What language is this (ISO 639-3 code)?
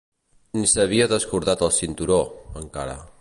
cat